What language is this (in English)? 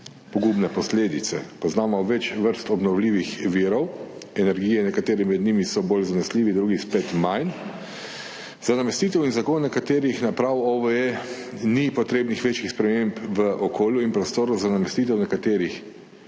Slovenian